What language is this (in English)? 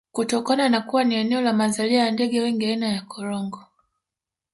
Swahili